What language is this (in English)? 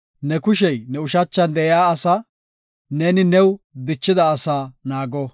Gofa